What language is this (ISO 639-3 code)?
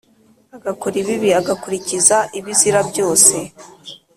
kin